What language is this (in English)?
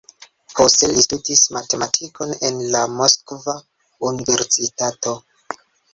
Esperanto